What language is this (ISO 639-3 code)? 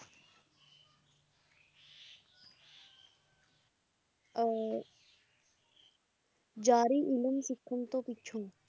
pan